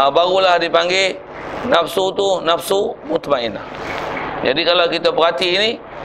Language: Malay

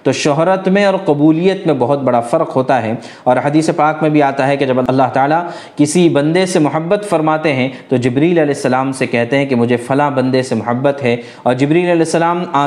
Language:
Urdu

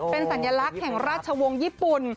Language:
Thai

